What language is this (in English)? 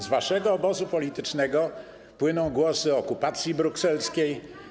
Polish